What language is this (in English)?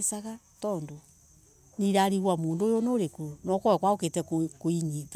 Embu